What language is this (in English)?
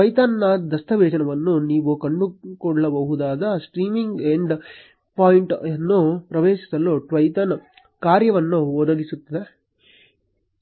Kannada